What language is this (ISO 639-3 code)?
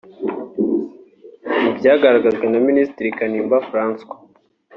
kin